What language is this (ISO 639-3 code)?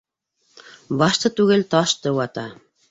bak